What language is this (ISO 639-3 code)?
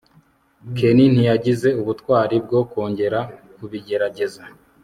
kin